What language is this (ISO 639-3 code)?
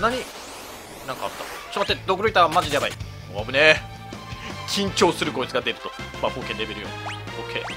jpn